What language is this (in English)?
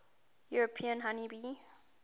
English